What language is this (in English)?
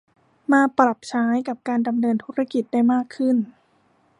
Thai